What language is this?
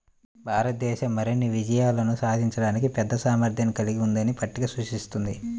Telugu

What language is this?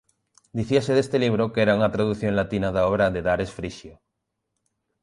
Galician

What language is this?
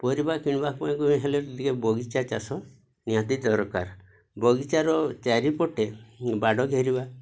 Odia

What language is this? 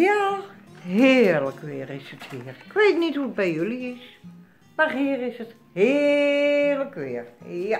Dutch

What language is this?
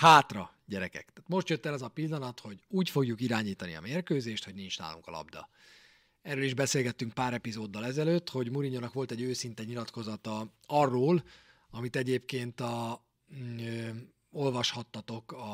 Hungarian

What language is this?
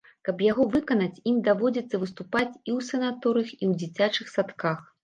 Belarusian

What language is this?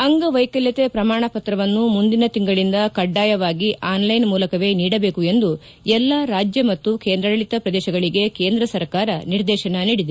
Kannada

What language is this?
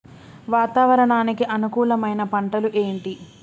Telugu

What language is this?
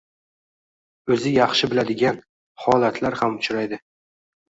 Uzbek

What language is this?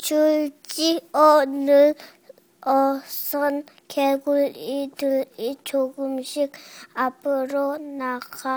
Korean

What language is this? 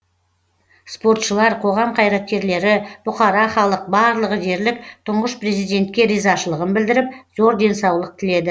Kazakh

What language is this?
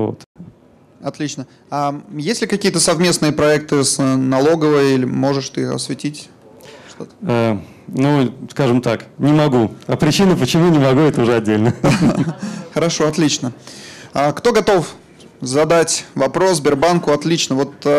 Russian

